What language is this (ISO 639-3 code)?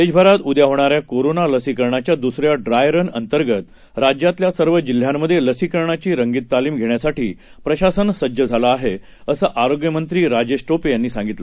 mar